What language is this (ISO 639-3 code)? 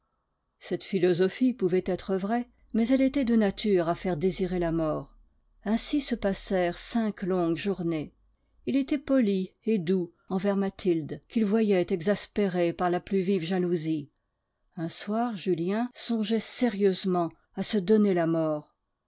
fra